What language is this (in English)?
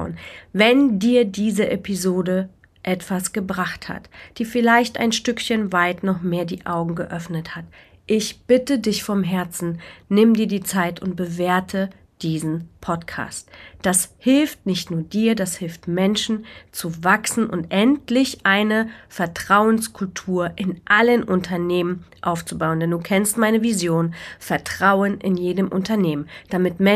German